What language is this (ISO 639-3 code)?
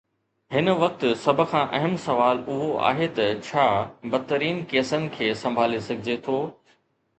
snd